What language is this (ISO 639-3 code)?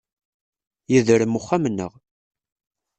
kab